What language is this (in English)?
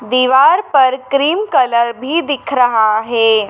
Hindi